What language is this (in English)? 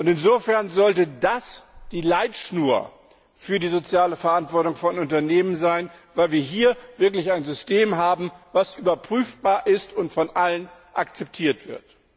German